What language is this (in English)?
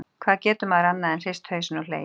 Icelandic